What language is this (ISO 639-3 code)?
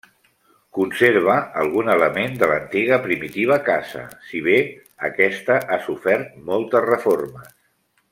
cat